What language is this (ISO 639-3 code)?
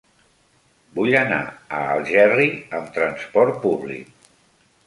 cat